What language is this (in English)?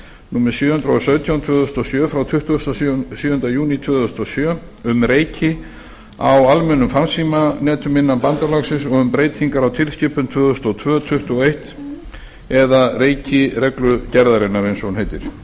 Icelandic